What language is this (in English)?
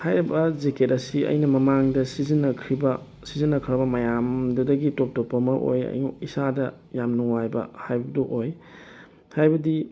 Manipuri